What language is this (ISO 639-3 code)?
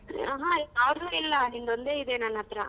kan